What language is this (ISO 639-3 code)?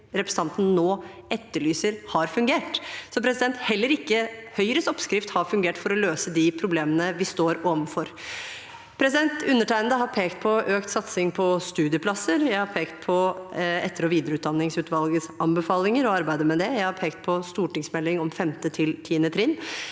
nor